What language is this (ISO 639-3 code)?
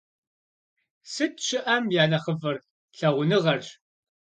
kbd